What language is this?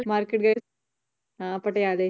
Punjabi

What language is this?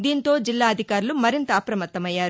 Telugu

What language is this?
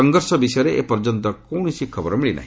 Odia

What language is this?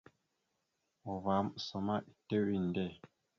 Mada (Cameroon)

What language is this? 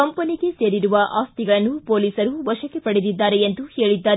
Kannada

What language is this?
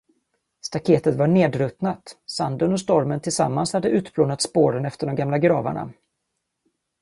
Swedish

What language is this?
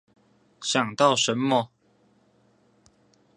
Chinese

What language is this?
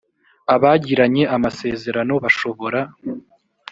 Kinyarwanda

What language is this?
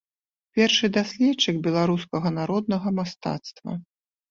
Belarusian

